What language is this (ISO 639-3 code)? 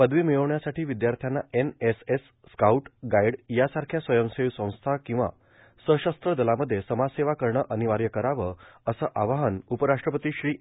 mar